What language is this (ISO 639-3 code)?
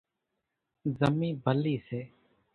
gjk